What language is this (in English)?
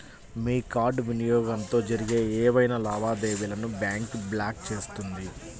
Telugu